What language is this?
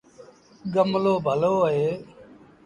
Sindhi Bhil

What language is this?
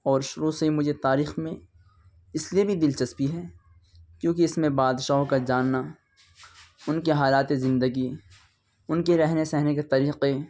Urdu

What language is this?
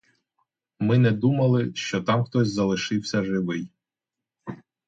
Ukrainian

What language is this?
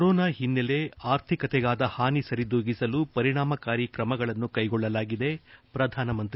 Kannada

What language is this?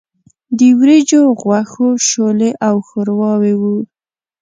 Pashto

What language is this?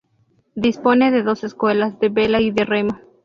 Spanish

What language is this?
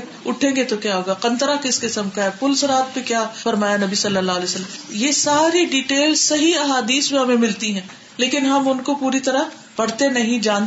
Urdu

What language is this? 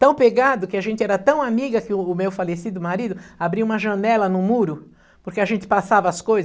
Portuguese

